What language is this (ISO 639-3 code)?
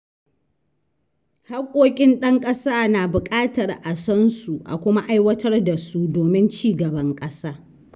hau